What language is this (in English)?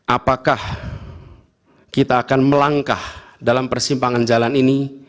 Indonesian